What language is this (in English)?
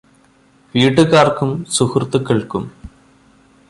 Malayalam